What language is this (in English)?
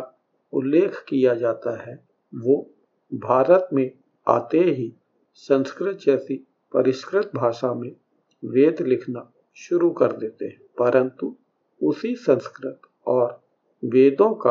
Hindi